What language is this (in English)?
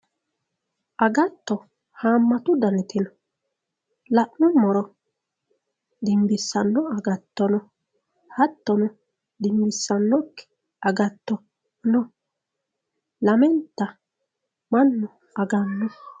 Sidamo